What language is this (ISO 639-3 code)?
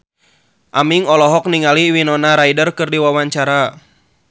sun